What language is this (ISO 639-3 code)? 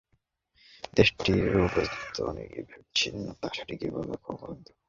ben